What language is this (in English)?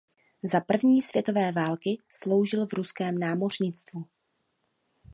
Czech